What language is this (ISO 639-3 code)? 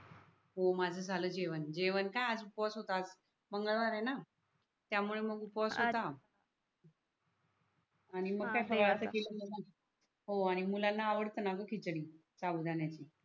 mar